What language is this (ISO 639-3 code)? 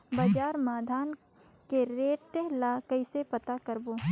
hne